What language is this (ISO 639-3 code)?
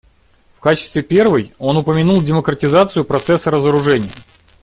rus